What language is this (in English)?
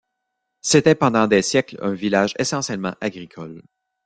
French